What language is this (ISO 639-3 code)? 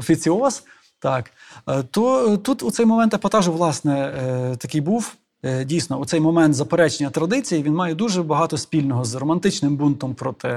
ukr